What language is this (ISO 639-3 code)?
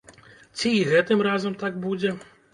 bel